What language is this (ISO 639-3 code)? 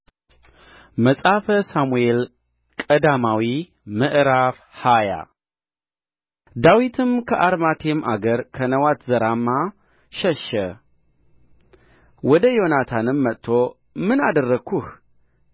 amh